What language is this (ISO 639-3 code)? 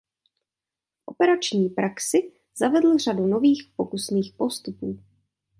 ces